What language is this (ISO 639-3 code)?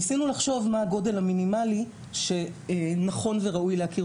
heb